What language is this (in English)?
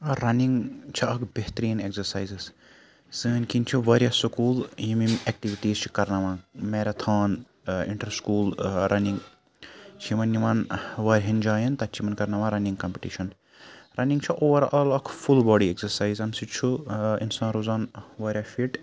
Kashmiri